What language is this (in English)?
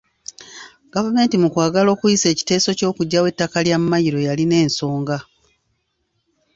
Ganda